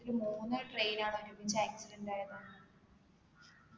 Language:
Malayalam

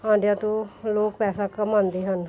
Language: Punjabi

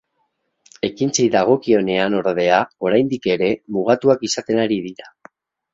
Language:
Basque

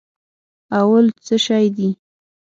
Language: Pashto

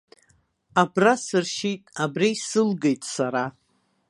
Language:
Abkhazian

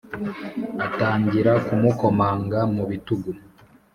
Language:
Kinyarwanda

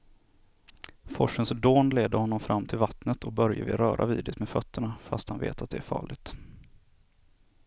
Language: Swedish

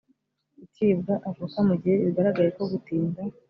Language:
Kinyarwanda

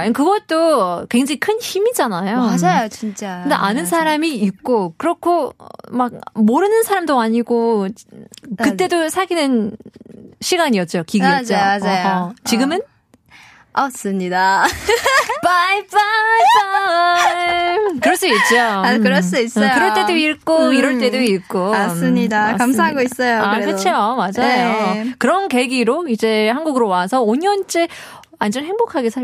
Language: Korean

